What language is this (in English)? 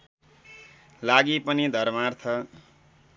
Nepali